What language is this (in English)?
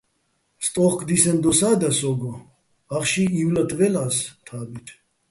Bats